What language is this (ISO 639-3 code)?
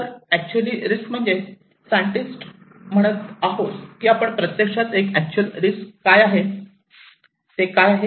mar